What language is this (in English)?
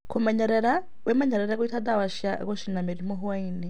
Kikuyu